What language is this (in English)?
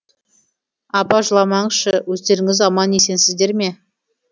Kazakh